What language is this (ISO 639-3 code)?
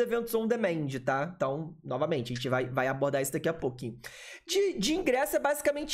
por